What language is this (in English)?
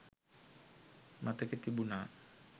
Sinhala